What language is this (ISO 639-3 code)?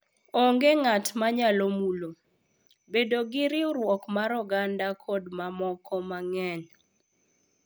luo